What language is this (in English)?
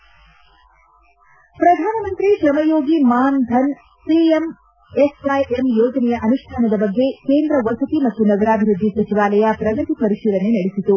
Kannada